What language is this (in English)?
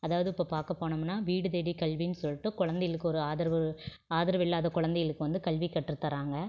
Tamil